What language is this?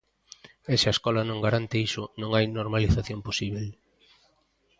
Galician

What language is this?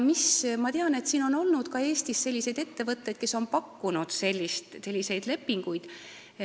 Estonian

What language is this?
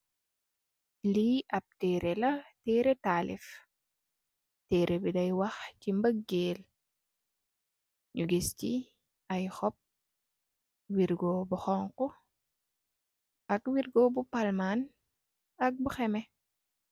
Wolof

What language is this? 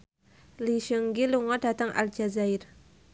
Javanese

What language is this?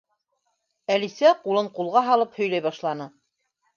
Bashkir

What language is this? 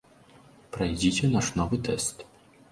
Belarusian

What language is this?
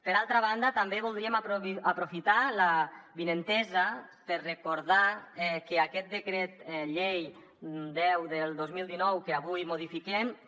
Catalan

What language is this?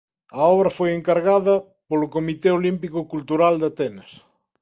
Galician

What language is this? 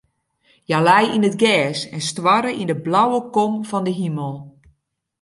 Western Frisian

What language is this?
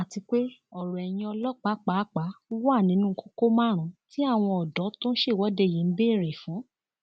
Yoruba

